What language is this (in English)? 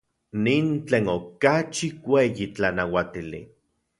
Central Puebla Nahuatl